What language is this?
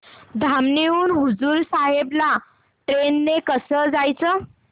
Marathi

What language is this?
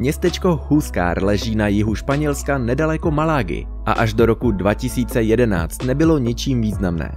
Czech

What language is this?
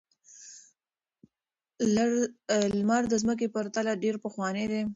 Pashto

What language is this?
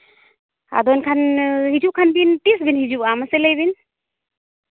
Santali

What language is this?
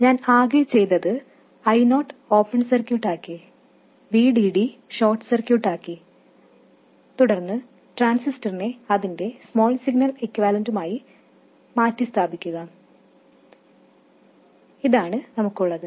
Malayalam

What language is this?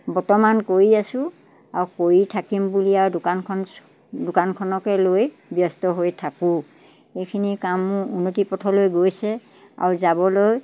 Assamese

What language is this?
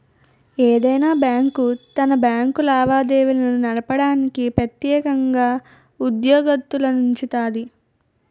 Telugu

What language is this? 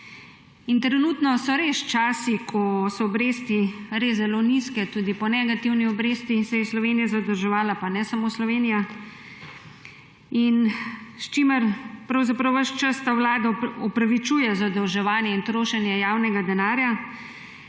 Slovenian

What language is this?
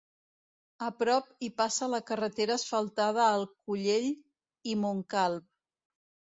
Catalan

